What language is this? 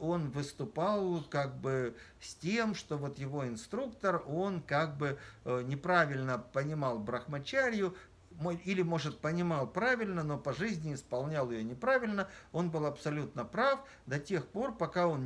Russian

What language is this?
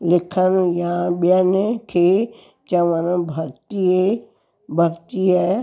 Sindhi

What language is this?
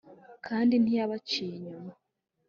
Kinyarwanda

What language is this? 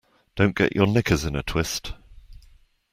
English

